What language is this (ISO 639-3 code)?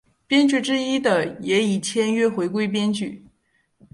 zho